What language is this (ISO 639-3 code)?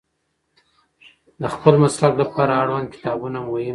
pus